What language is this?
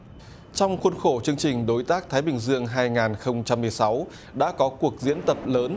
Vietnamese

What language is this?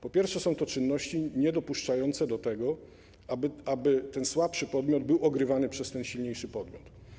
Polish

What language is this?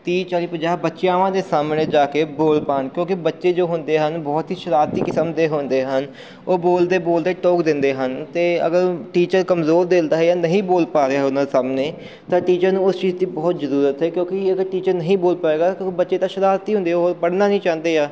Punjabi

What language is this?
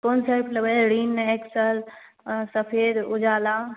Maithili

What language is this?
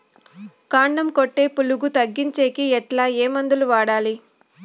Telugu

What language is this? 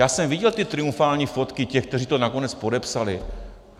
Czech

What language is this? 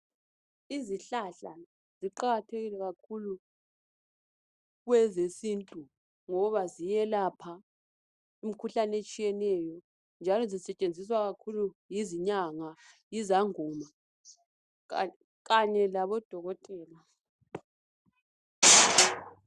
North Ndebele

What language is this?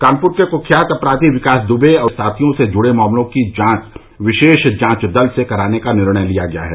Hindi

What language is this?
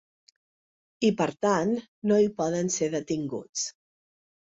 Catalan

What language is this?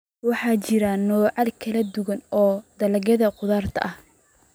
Somali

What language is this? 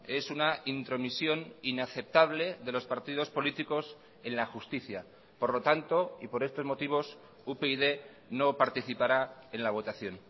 Spanish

